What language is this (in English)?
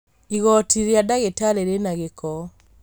Kikuyu